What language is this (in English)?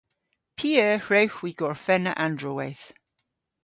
Cornish